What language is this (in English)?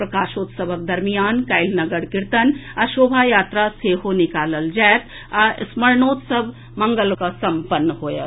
Maithili